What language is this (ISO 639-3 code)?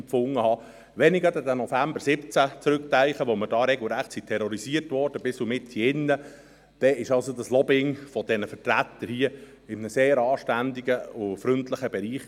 gsw